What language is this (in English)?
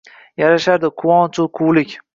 Uzbek